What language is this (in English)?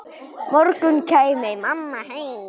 Icelandic